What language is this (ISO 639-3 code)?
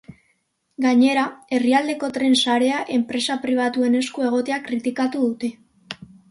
eus